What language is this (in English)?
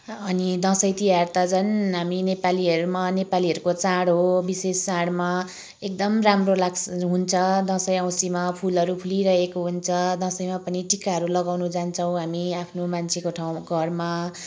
Nepali